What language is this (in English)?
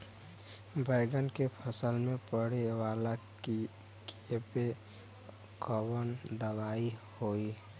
Bhojpuri